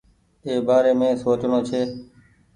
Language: Goaria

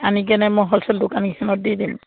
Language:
Assamese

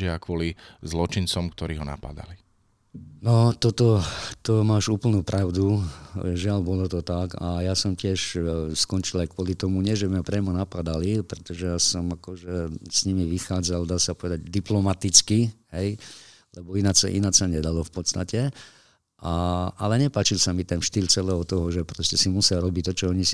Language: Slovak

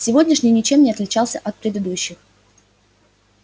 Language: Russian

